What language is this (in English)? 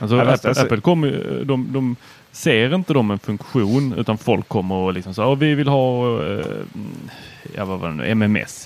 Swedish